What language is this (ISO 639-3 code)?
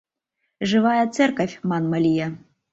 chm